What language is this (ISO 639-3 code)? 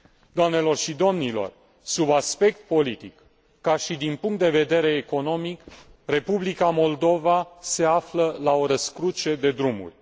ron